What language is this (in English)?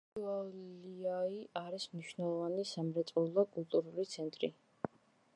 Georgian